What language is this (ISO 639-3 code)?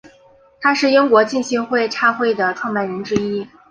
zho